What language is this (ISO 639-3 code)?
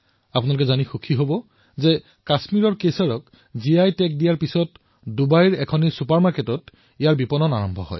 asm